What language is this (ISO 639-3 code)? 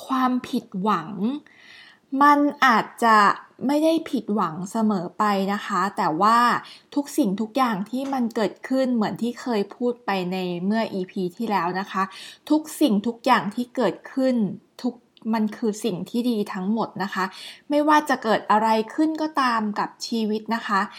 tha